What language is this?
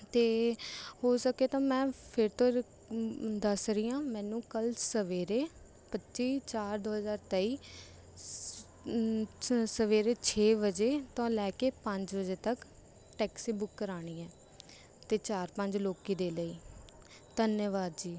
Punjabi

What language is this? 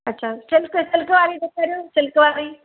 Sindhi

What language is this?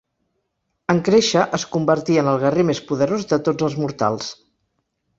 Catalan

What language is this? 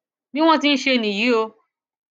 Yoruba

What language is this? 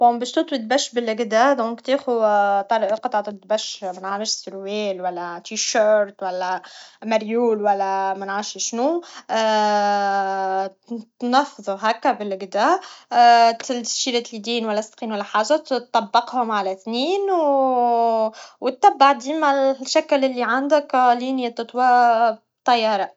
Tunisian Arabic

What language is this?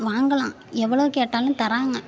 Tamil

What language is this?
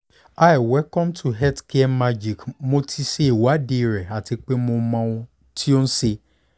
Yoruba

